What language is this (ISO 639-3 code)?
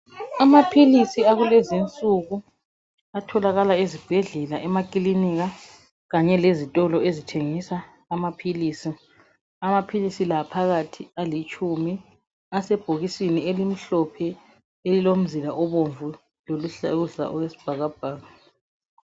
nde